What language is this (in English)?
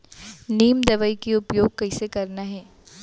Chhattisgarhi